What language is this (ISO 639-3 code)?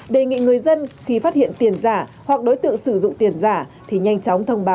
vie